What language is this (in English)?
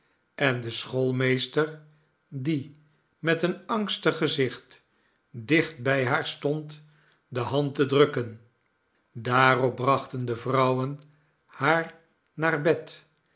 Dutch